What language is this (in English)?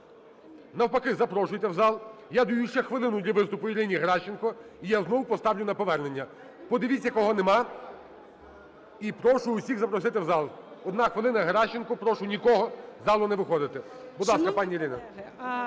Ukrainian